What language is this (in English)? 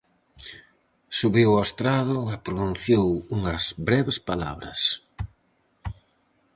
Galician